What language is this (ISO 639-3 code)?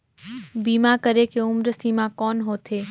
hne